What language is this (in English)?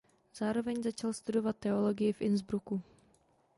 Czech